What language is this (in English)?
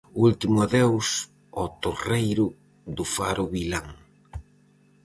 Galician